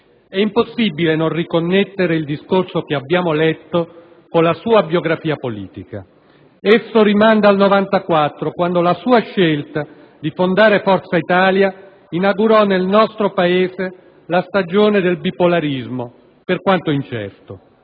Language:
Italian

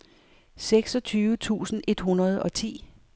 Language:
Danish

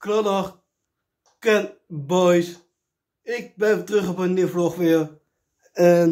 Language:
Dutch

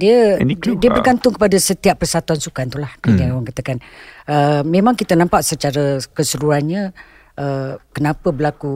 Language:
Malay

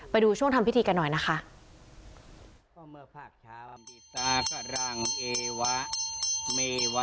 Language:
Thai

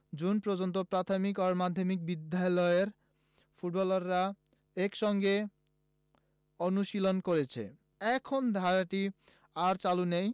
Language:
Bangla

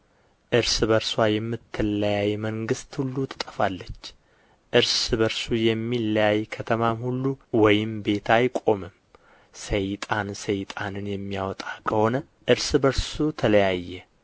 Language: Amharic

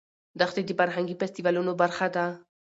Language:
Pashto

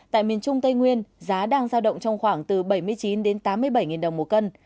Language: Vietnamese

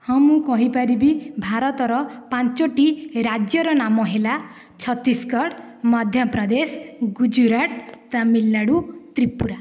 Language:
Odia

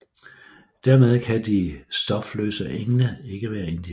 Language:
Danish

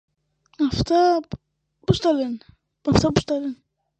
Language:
Greek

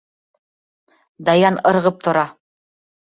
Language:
Bashkir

